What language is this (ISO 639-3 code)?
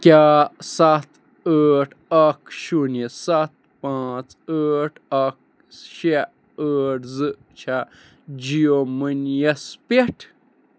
kas